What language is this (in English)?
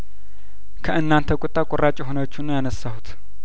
Amharic